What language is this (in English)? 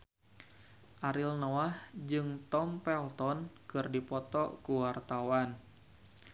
Sundanese